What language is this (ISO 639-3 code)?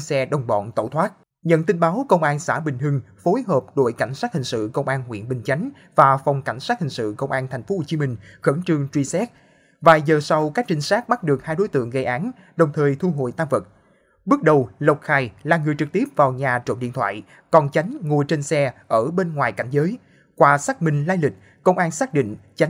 vie